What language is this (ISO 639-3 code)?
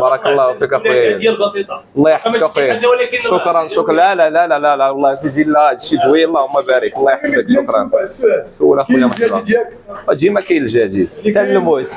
ara